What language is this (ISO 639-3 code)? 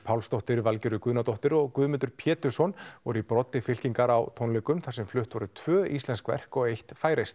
isl